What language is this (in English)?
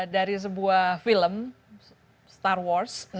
Indonesian